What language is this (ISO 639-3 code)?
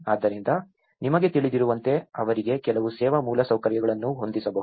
kan